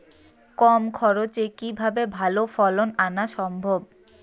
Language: Bangla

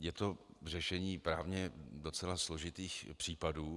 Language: Czech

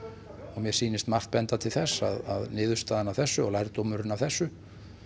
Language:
Icelandic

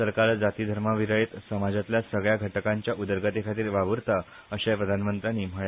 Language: Konkani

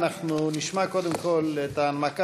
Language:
Hebrew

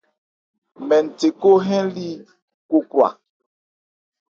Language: Ebrié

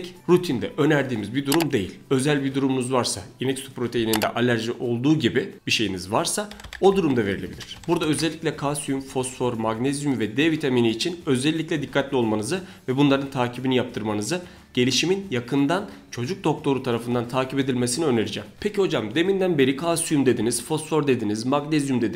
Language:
Turkish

